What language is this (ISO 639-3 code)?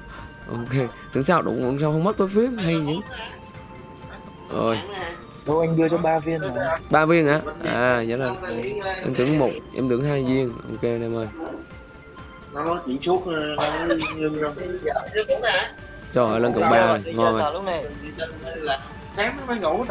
vie